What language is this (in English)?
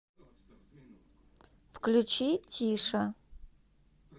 Russian